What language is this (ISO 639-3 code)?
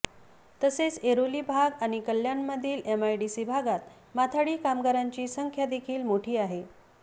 mar